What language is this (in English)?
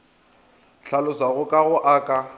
Northern Sotho